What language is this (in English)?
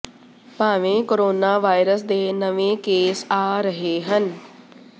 Punjabi